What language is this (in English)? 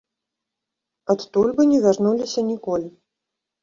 Belarusian